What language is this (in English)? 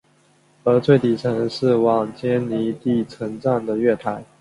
Chinese